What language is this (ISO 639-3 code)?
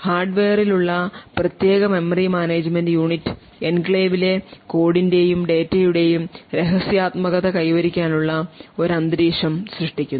mal